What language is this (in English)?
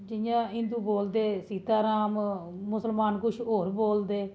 Dogri